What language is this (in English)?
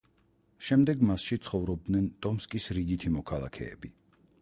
Georgian